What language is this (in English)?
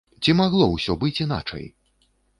Belarusian